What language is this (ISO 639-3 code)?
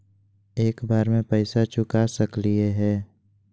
mag